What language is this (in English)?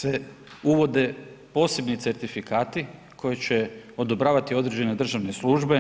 Croatian